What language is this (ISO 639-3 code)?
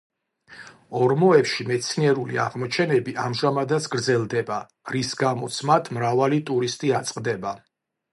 kat